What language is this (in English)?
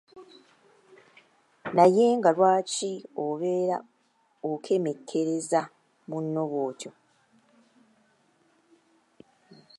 Ganda